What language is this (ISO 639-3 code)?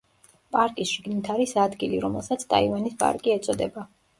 kat